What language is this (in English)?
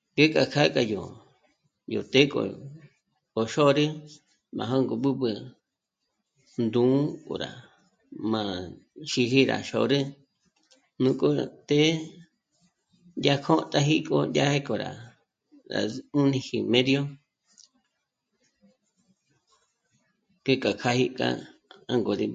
Michoacán Mazahua